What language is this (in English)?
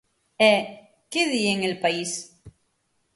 Galician